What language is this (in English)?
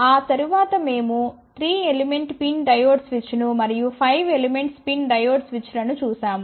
Telugu